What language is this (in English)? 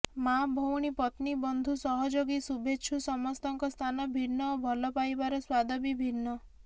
Odia